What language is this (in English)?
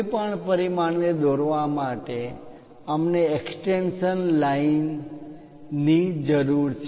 Gujarati